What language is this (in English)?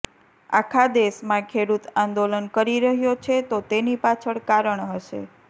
Gujarati